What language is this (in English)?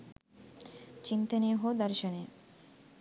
Sinhala